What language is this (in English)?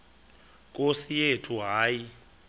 Xhosa